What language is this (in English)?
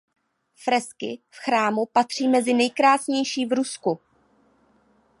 Czech